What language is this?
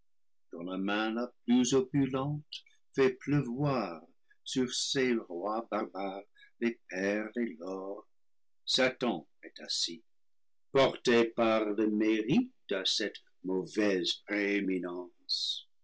French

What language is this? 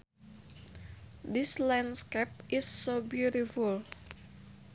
Sundanese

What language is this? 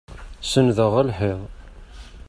Kabyle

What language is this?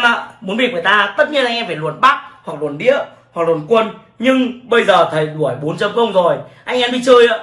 Vietnamese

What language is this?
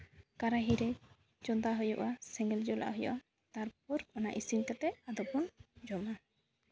Santali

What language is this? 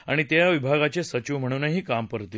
Marathi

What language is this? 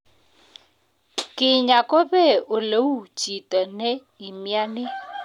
Kalenjin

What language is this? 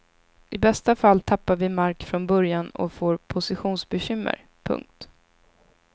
Swedish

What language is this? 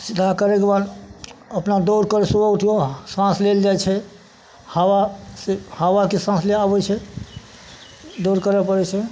Maithili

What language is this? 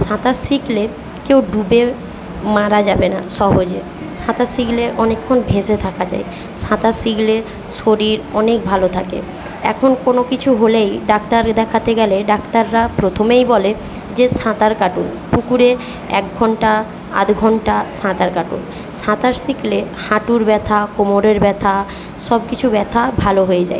Bangla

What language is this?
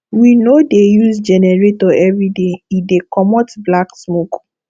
Nigerian Pidgin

